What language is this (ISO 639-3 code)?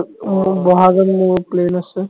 asm